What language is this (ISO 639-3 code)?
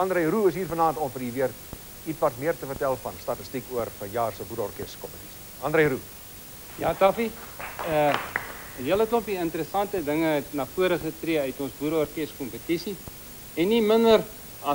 nld